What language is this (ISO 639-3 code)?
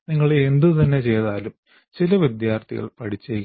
mal